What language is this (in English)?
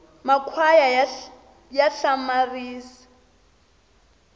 Tsonga